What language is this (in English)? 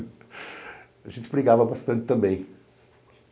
Portuguese